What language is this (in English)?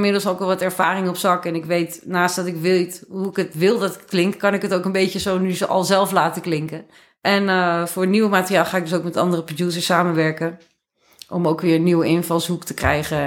Dutch